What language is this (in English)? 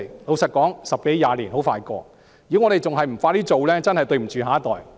Cantonese